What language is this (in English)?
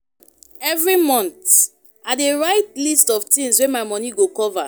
Nigerian Pidgin